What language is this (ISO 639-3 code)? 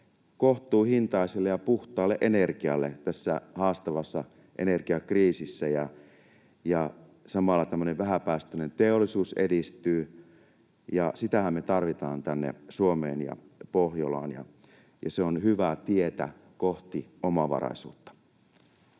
fin